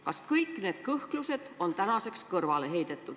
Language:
Estonian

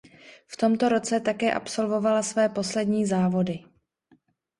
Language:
Czech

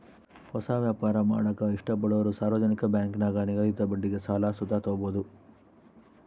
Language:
Kannada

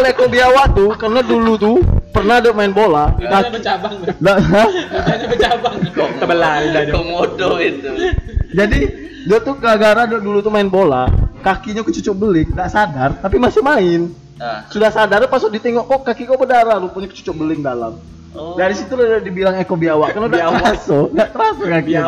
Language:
Indonesian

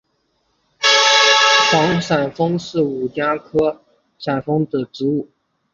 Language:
Chinese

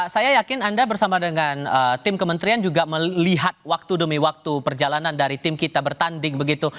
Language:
Indonesian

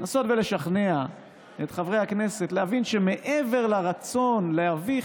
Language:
Hebrew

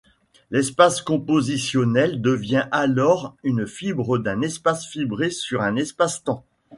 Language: French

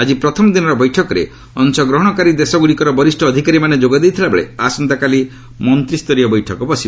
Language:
Odia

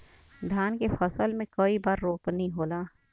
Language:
Bhojpuri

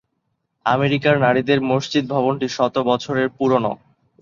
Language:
Bangla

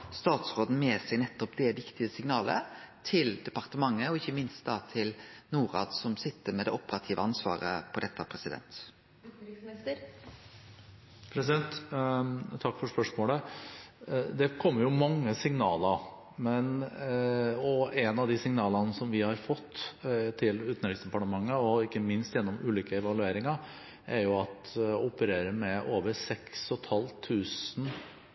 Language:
Norwegian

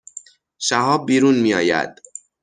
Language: Persian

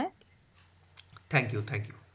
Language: Bangla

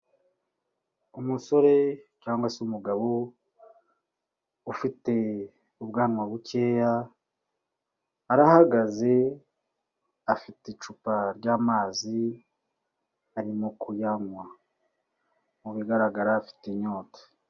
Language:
Kinyarwanda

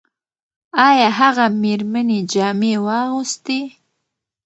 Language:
Pashto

